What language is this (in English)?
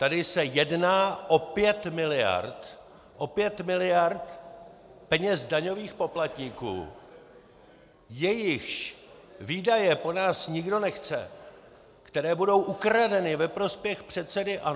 Czech